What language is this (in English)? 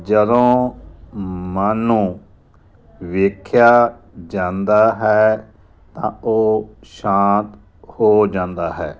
Punjabi